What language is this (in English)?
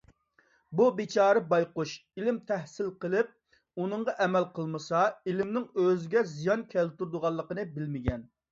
Uyghur